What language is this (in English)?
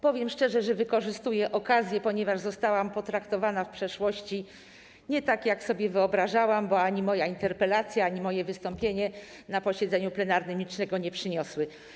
Polish